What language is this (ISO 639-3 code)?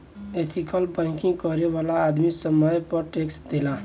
bho